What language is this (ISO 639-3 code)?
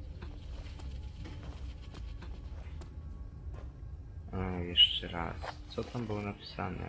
pol